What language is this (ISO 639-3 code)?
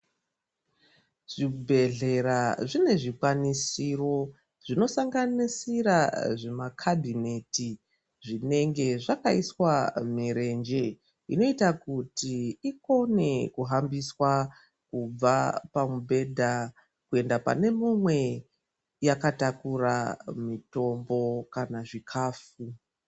ndc